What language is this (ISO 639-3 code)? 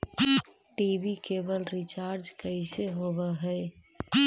mag